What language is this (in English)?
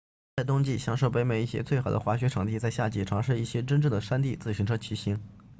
Chinese